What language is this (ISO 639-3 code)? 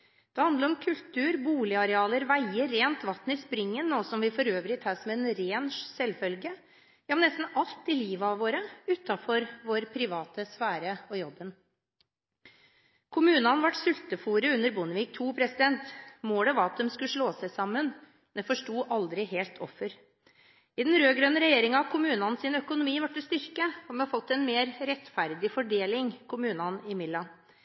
nob